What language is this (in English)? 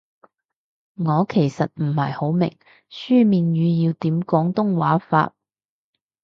Cantonese